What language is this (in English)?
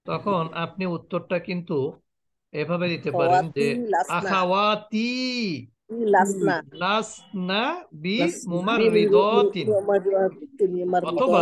Arabic